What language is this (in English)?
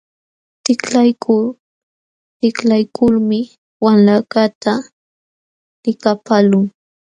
Jauja Wanca Quechua